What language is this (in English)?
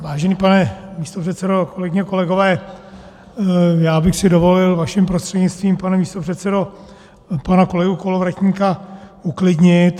Czech